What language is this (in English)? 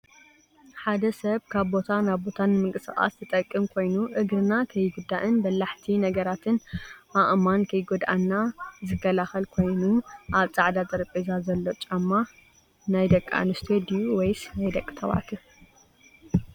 Tigrinya